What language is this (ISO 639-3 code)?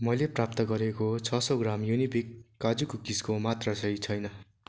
nep